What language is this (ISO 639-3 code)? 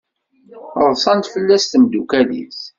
kab